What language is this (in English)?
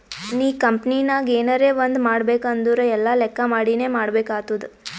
Kannada